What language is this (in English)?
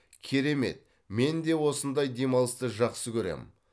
Kazakh